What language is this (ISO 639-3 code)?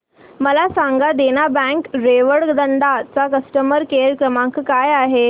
mar